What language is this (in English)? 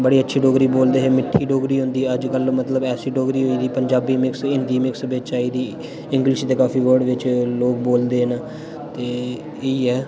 Dogri